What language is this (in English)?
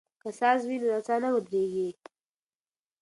Pashto